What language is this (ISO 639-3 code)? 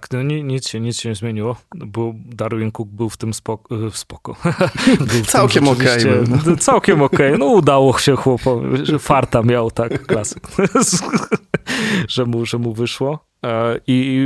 pol